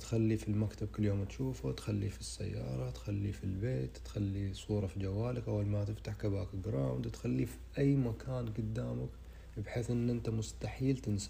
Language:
Arabic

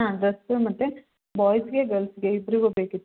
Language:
Kannada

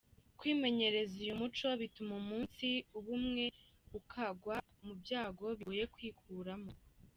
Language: Kinyarwanda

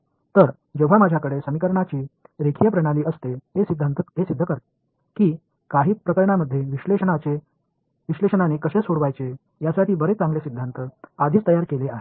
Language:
Marathi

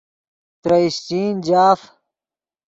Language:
Yidgha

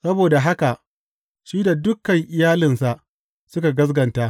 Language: Hausa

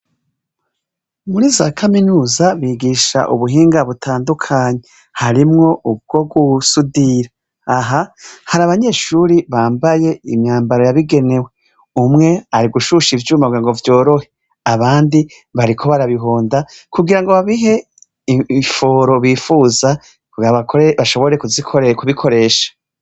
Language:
Rundi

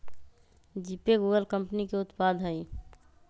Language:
Magahi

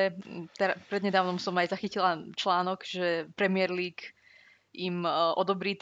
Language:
Slovak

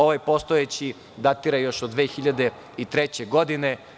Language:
Serbian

